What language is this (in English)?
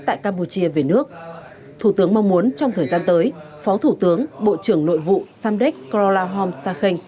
Vietnamese